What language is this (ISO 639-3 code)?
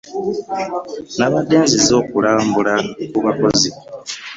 lug